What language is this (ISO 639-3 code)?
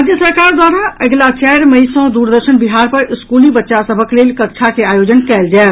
mai